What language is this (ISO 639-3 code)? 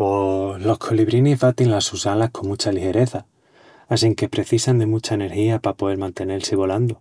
ext